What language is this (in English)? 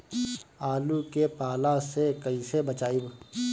Bhojpuri